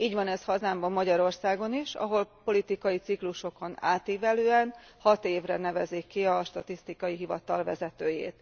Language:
Hungarian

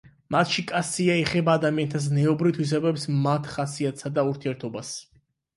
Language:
Georgian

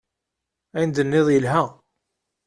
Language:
Kabyle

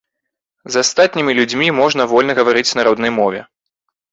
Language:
Belarusian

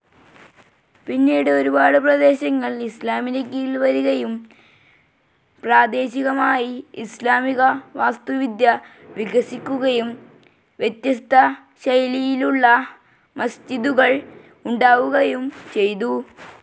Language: Malayalam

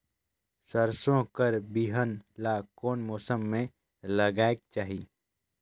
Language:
Chhattisgarhi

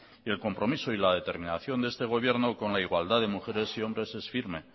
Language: Spanish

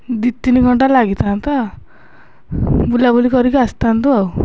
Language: Odia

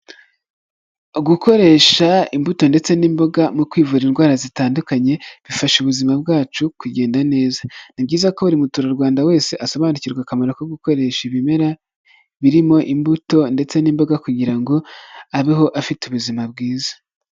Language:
Kinyarwanda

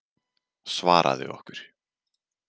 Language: Icelandic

